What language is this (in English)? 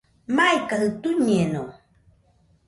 Nüpode Huitoto